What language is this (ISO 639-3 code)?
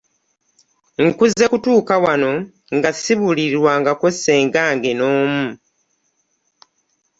lug